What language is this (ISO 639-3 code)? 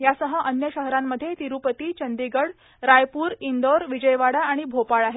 mar